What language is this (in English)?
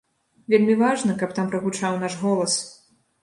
Belarusian